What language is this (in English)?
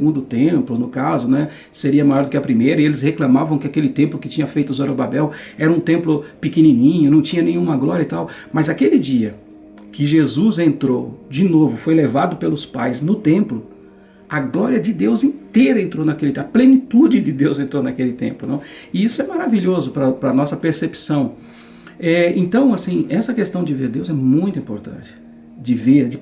Portuguese